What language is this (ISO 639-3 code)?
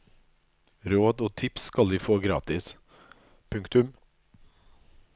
nor